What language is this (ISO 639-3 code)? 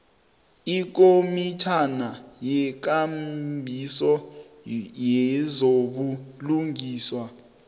nbl